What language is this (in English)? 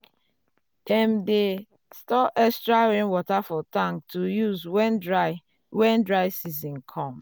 Nigerian Pidgin